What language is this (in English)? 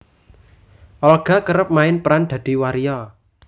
Javanese